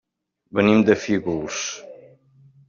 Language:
Catalan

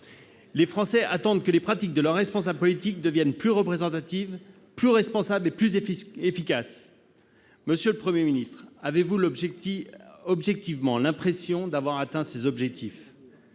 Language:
French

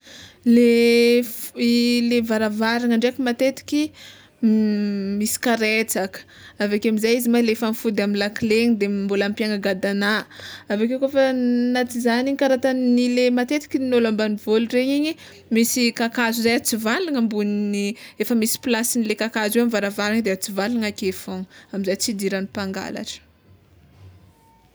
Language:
Tsimihety Malagasy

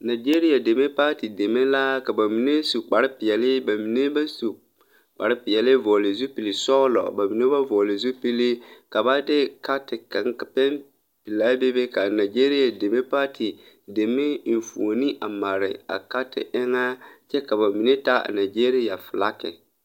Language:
Southern Dagaare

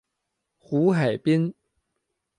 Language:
Chinese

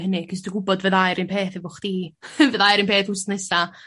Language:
Welsh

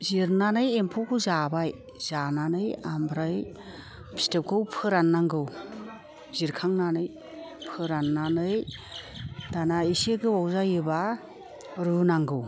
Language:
Bodo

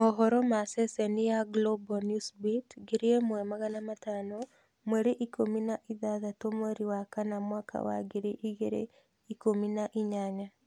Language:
Kikuyu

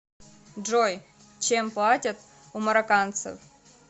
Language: Russian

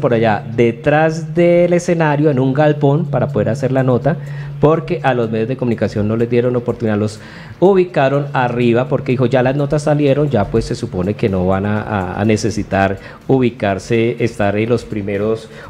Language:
Spanish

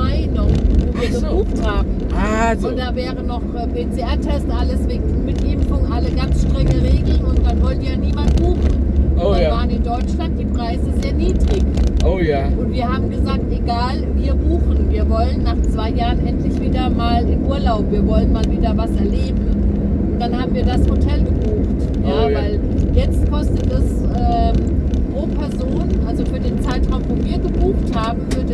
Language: German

